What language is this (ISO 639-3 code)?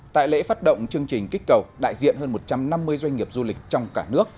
vie